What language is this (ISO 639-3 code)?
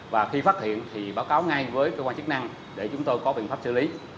vie